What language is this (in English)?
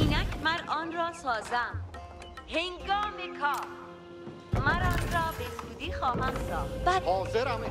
Persian